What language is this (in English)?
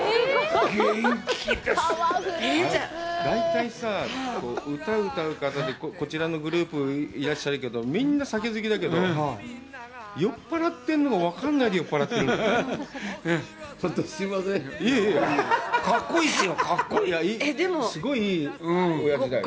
Japanese